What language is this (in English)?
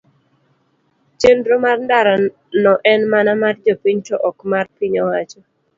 Luo (Kenya and Tanzania)